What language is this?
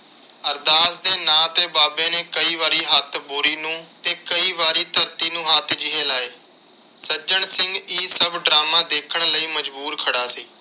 Punjabi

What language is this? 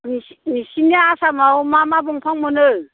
Bodo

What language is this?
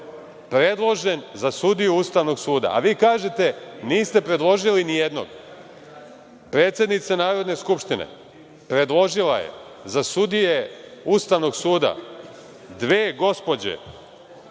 Serbian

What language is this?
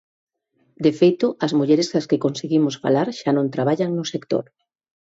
Galician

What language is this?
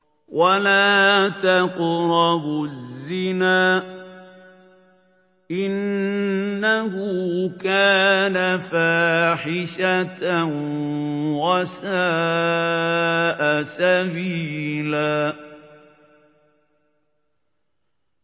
Arabic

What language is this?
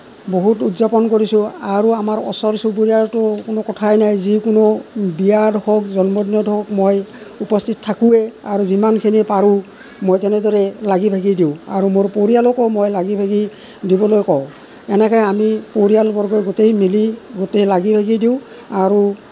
Assamese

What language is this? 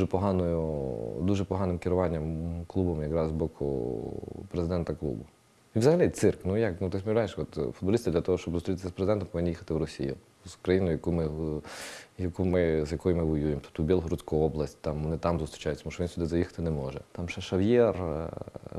Ukrainian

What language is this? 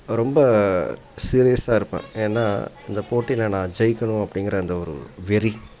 Tamil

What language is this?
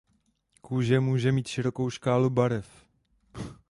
Czech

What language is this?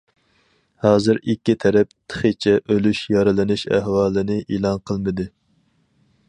Uyghur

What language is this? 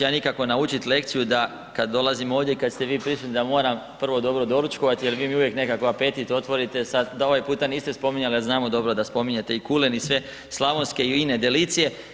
Croatian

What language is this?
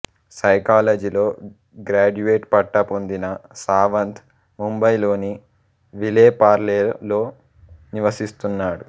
Telugu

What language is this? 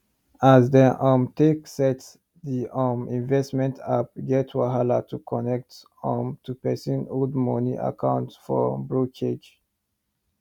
Nigerian Pidgin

